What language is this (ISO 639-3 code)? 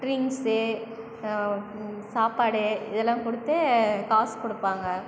tam